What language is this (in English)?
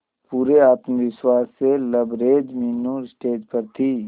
Hindi